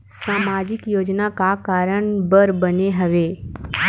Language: Chhattisgarhi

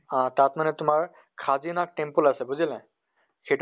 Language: Assamese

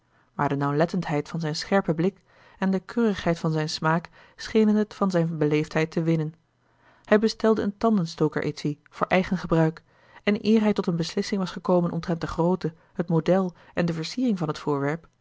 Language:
Dutch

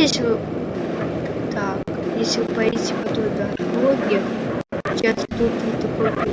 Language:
Russian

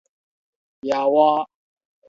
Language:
Min Nan Chinese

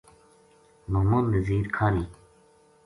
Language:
Gujari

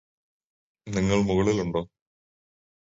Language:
Malayalam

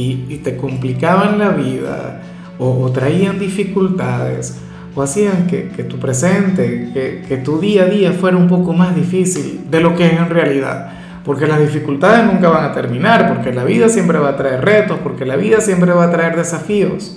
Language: Spanish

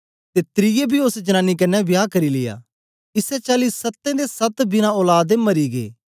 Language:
Dogri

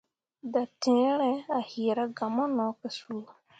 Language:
Mundang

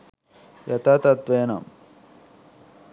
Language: Sinhala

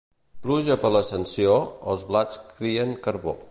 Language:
Catalan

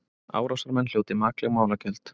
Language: Icelandic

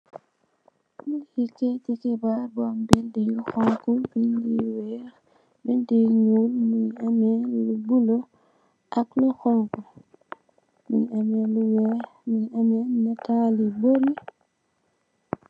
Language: Wolof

